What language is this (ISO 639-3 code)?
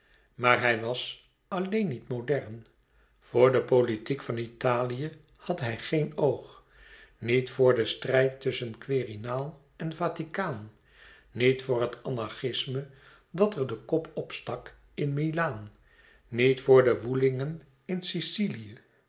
nld